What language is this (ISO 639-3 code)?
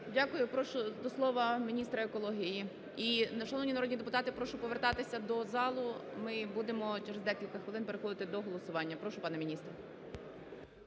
ukr